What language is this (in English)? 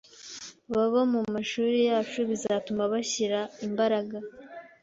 Kinyarwanda